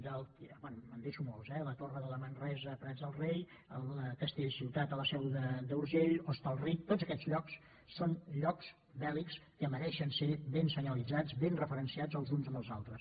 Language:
Catalan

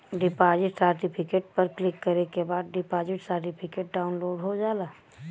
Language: Bhojpuri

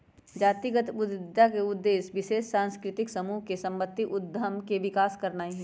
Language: Magahi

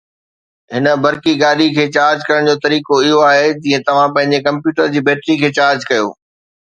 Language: Sindhi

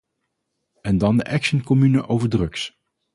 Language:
Dutch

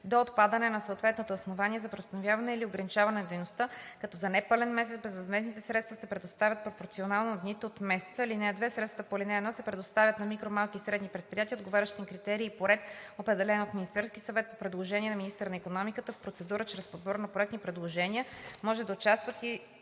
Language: Bulgarian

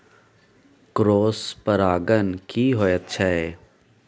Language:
Maithili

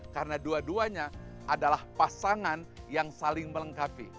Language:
Indonesian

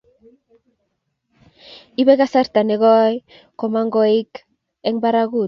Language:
Kalenjin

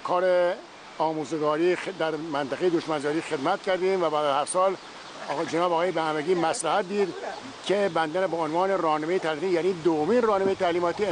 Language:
Persian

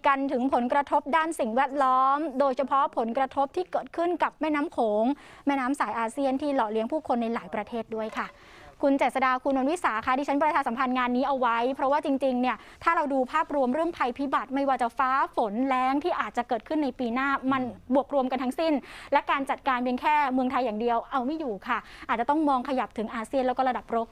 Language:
Thai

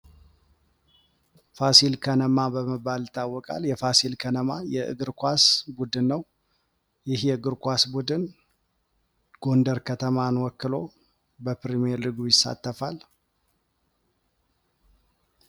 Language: Amharic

